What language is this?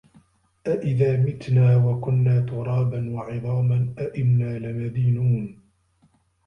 Arabic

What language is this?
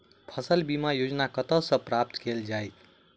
Maithili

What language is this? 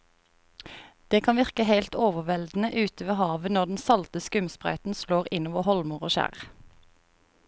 Norwegian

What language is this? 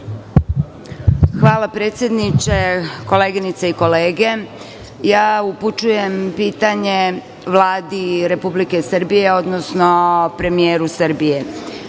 Serbian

